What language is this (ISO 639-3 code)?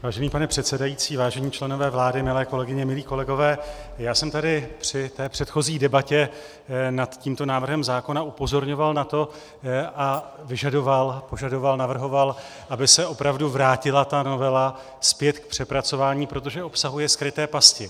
ces